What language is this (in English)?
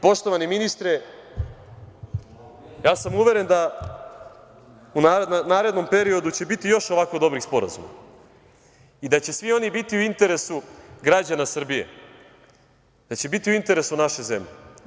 Serbian